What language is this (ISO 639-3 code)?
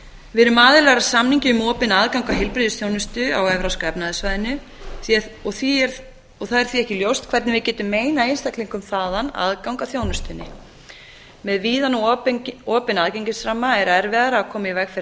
isl